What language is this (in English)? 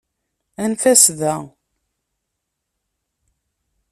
Kabyle